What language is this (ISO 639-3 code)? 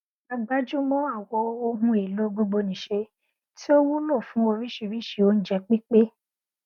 yor